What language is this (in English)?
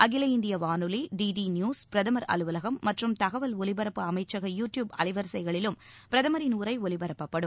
Tamil